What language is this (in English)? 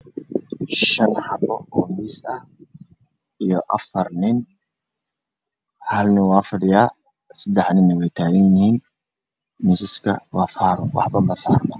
Somali